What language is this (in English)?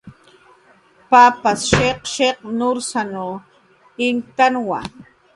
Jaqaru